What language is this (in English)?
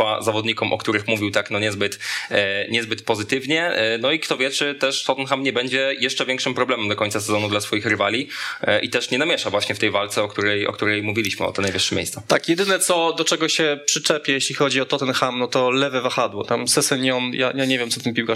Polish